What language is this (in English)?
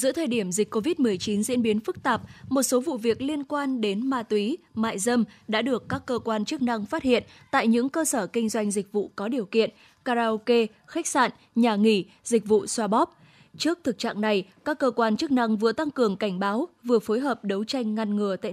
Vietnamese